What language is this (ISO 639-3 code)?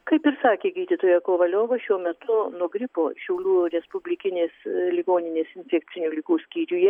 lit